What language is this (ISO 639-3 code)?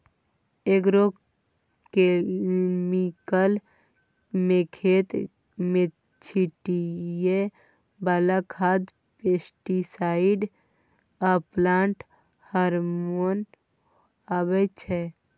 mai